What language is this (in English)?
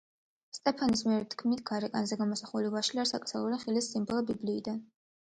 Georgian